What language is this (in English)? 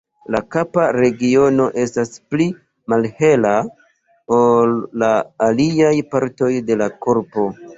Esperanto